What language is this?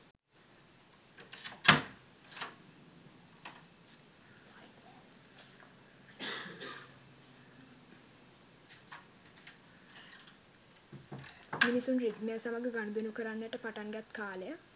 Sinhala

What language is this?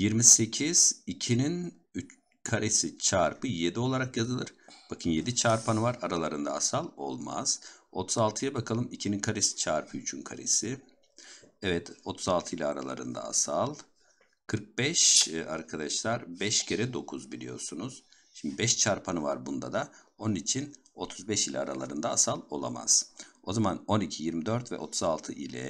Turkish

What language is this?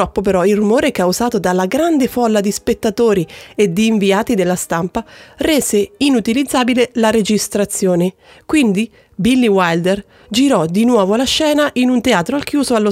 Italian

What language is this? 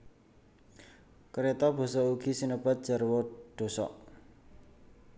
Javanese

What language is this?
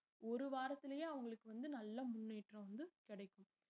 Tamil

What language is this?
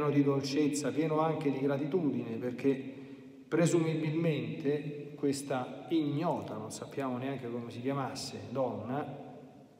Italian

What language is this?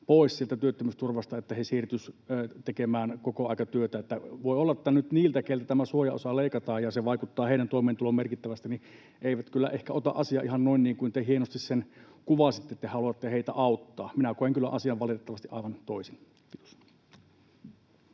Finnish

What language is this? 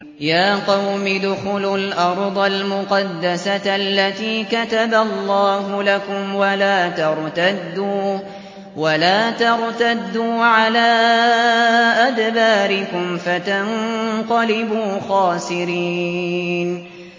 Arabic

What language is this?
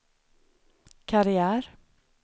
Swedish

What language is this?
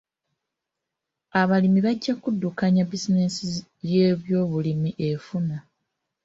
Ganda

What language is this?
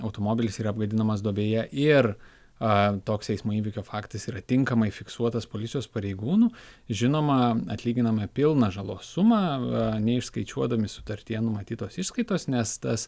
Lithuanian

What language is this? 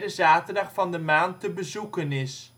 Dutch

